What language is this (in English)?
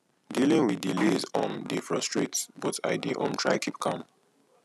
Nigerian Pidgin